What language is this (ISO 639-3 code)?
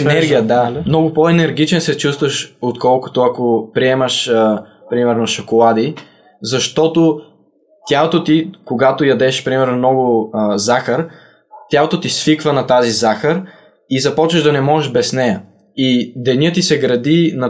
bul